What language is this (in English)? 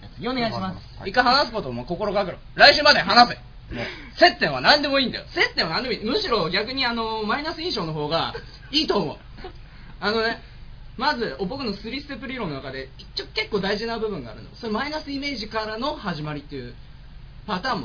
Japanese